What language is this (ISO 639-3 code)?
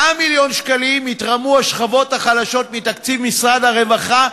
heb